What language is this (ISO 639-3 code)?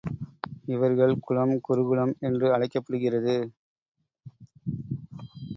tam